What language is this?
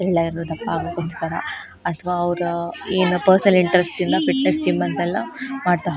Kannada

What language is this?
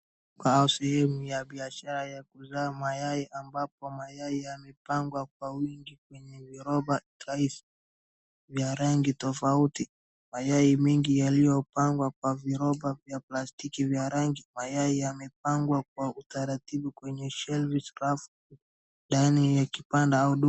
Swahili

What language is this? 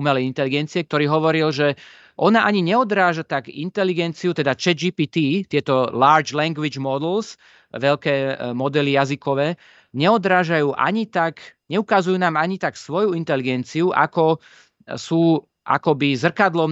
Slovak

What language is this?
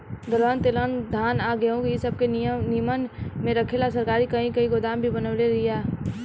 Bhojpuri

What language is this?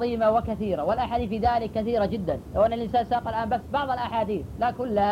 Arabic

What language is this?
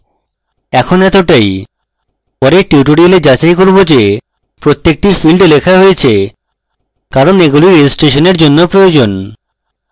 Bangla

